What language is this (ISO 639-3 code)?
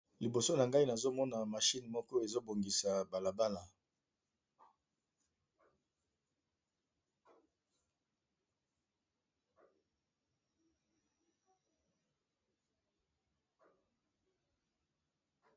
lin